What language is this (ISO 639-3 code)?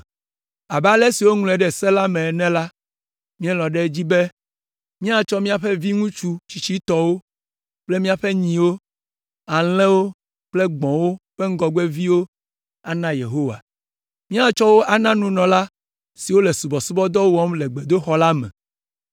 ewe